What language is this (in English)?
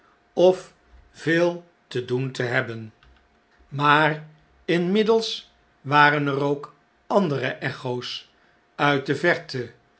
Dutch